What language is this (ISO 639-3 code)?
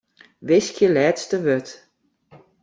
fry